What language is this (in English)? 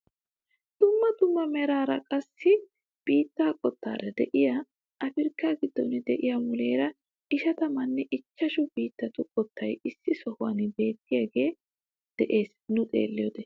Wolaytta